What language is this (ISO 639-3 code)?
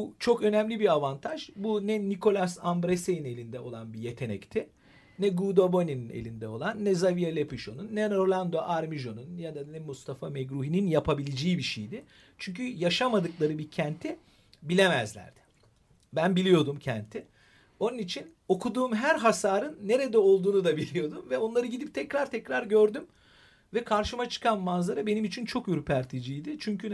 tur